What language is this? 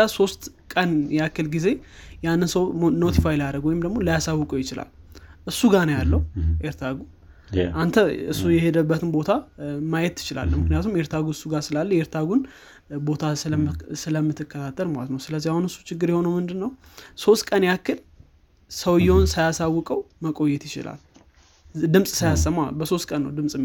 Amharic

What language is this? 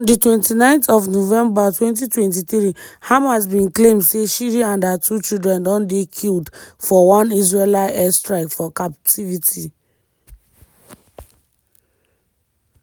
Nigerian Pidgin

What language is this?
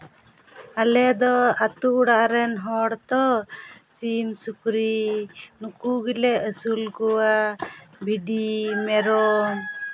Santali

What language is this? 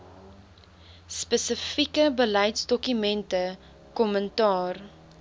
Afrikaans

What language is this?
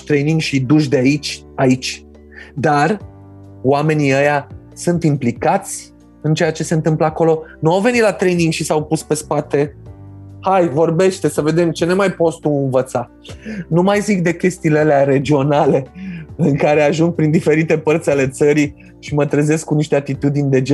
Romanian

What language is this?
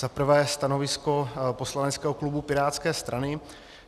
Czech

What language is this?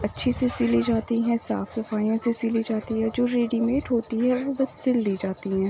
Urdu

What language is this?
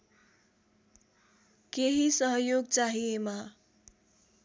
Nepali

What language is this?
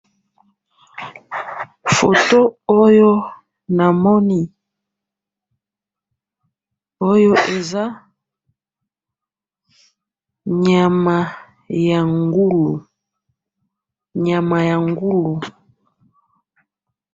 Lingala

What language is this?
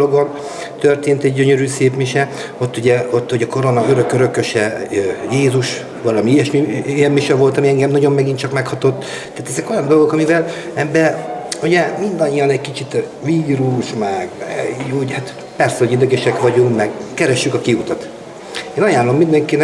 Hungarian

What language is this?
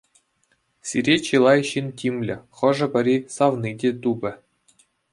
Chuvash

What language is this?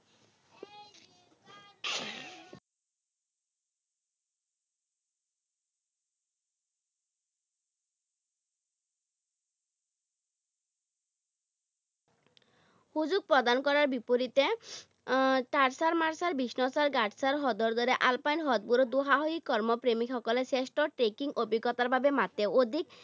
Assamese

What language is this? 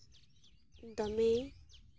Santali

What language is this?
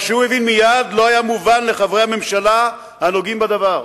Hebrew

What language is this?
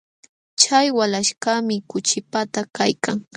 Jauja Wanca Quechua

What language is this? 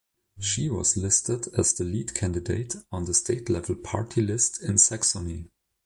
English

